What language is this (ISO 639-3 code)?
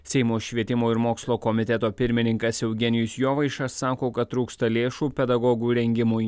lit